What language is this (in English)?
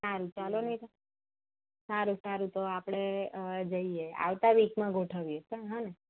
Gujarati